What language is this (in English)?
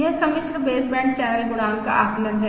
Hindi